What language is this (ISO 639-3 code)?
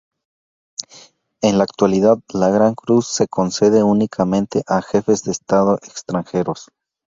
spa